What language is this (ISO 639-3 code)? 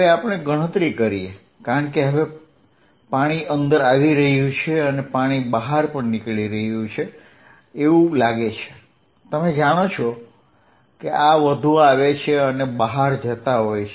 guj